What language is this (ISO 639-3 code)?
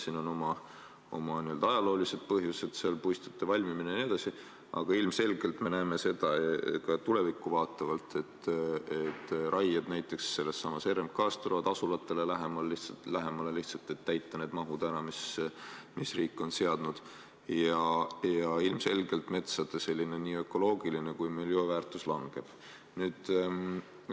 est